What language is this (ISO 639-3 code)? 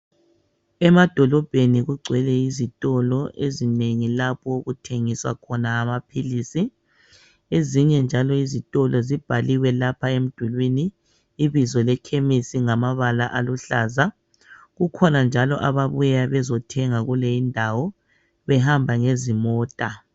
nde